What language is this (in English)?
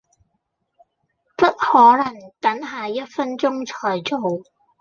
Cantonese